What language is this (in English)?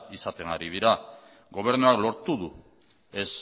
Basque